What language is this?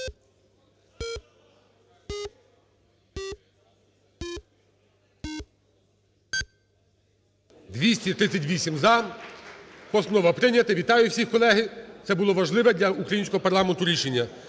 Ukrainian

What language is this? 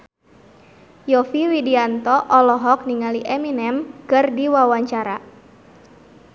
Sundanese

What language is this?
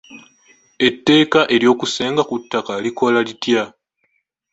Ganda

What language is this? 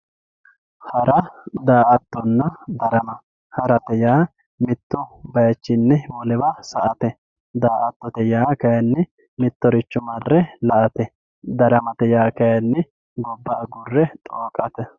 Sidamo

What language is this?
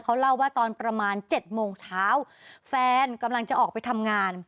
Thai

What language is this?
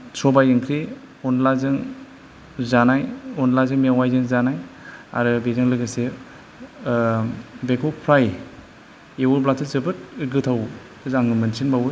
Bodo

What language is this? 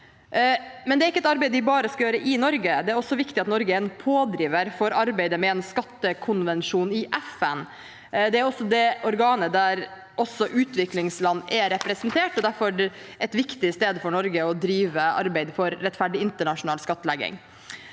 Norwegian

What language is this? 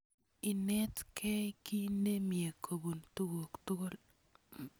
Kalenjin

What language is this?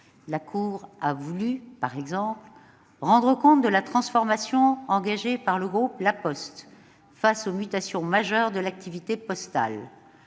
French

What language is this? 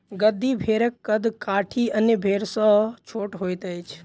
Maithili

